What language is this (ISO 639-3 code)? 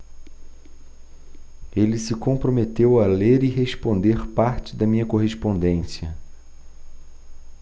por